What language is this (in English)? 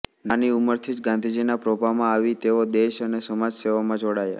Gujarati